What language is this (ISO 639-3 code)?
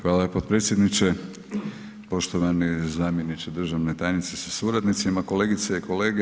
hrv